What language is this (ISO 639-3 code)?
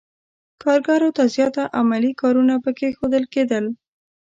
pus